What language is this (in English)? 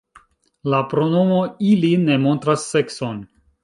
Esperanto